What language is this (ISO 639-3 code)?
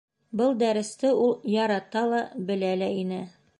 bak